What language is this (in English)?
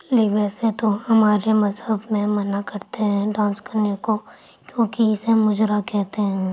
Urdu